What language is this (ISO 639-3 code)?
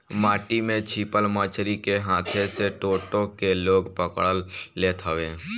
bho